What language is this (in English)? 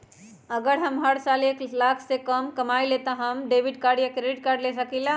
Magahi